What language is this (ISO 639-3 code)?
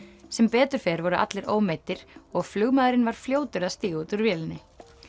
isl